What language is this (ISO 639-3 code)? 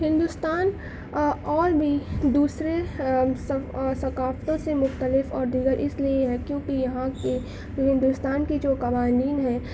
urd